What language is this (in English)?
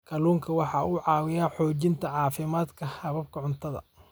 Somali